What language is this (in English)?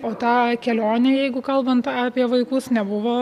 Lithuanian